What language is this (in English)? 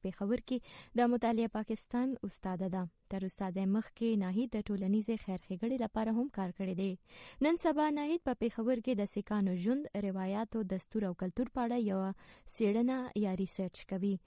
Urdu